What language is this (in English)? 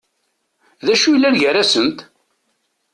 Kabyle